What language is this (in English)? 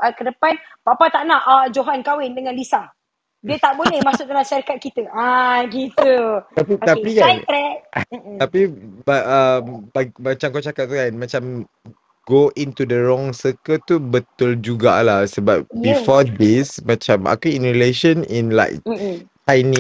Malay